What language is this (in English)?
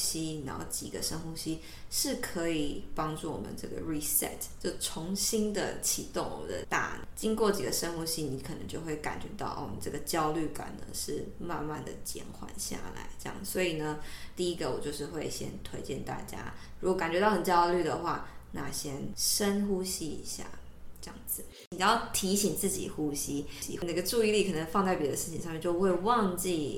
Chinese